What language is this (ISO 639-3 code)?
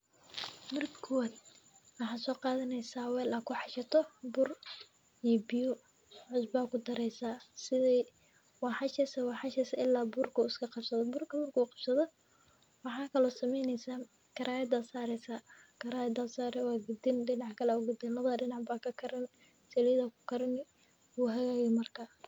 som